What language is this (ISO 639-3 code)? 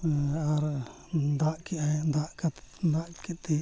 sat